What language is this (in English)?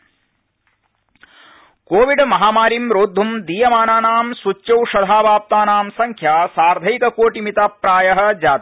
Sanskrit